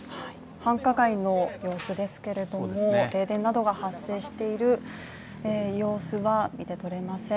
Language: Japanese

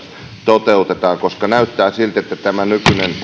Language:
Finnish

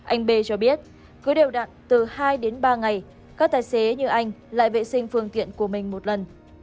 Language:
Vietnamese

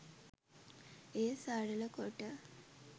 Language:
Sinhala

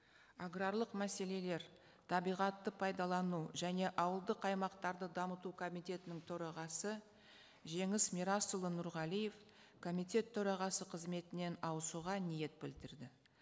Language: Kazakh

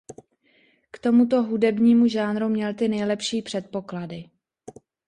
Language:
Czech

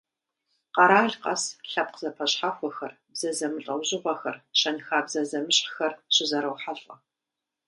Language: Kabardian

